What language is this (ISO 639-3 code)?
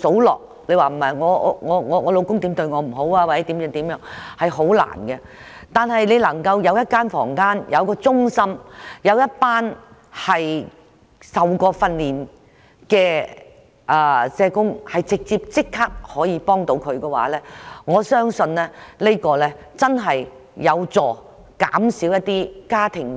yue